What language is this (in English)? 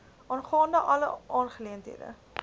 Afrikaans